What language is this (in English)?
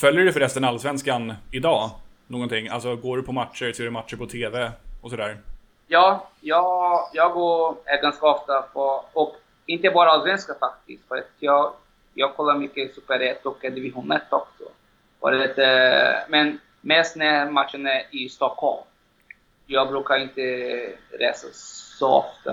Swedish